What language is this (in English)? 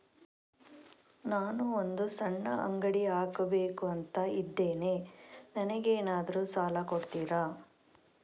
Kannada